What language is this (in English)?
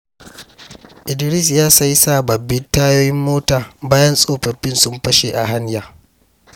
Hausa